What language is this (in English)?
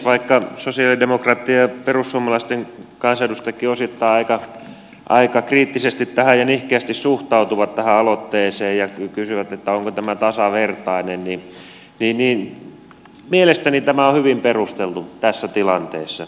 Finnish